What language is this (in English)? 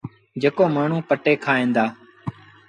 Sindhi Bhil